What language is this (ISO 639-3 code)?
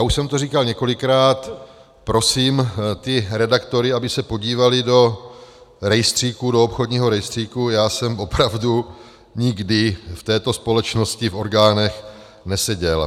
ces